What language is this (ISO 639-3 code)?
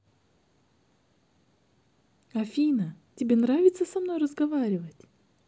rus